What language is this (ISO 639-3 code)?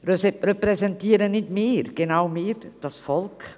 gsw